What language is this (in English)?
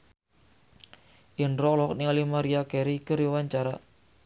Sundanese